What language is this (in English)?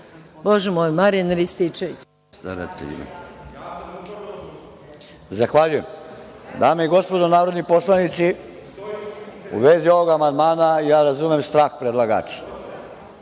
Serbian